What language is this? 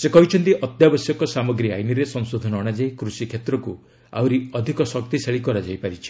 Odia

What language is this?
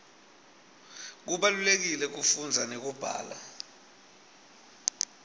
Swati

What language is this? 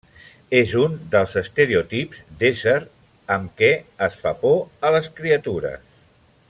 Catalan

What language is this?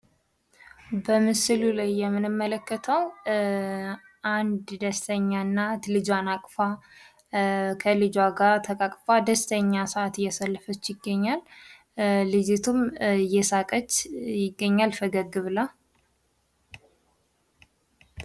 Amharic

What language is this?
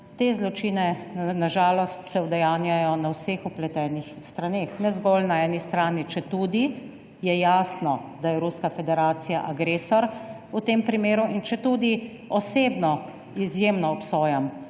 Slovenian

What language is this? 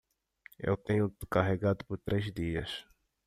Portuguese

